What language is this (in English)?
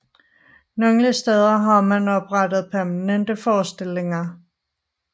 Danish